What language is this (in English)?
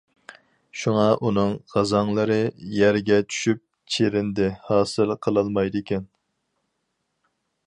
Uyghur